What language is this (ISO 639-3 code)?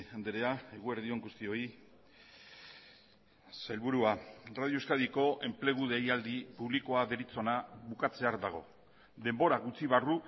eus